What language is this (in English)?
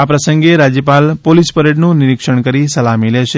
Gujarati